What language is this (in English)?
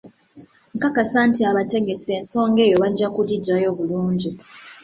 Ganda